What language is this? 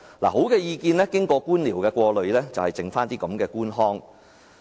Cantonese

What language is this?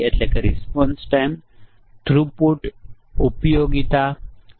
Gujarati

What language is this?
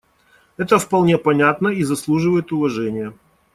Russian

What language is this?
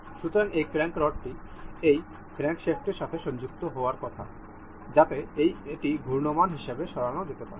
Bangla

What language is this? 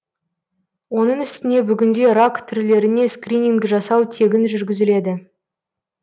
Kazakh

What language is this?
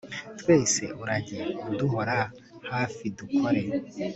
Kinyarwanda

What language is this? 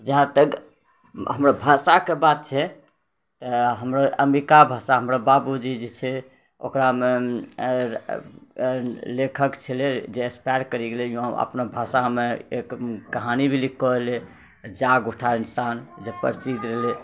Maithili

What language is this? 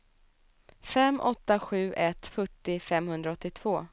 Swedish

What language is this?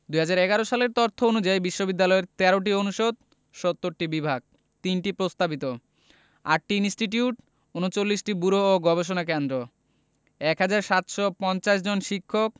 Bangla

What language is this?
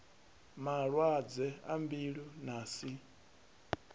Venda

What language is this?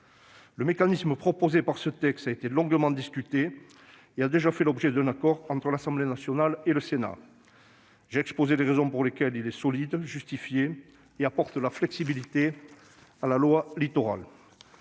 French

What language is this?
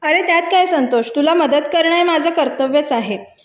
Marathi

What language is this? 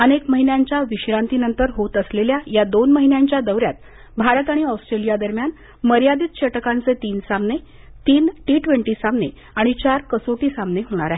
Marathi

